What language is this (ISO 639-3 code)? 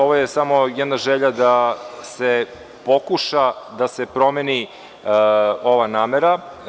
srp